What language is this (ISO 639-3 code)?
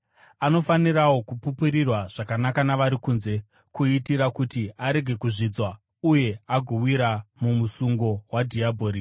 sna